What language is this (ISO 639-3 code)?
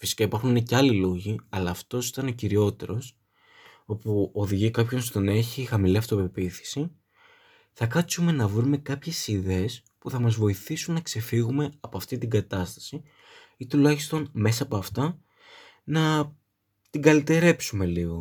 ell